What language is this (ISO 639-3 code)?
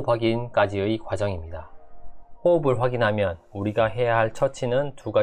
kor